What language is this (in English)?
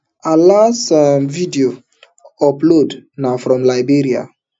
Nigerian Pidgin